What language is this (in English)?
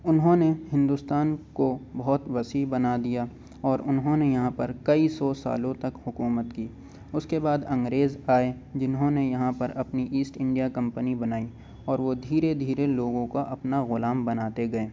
Urdu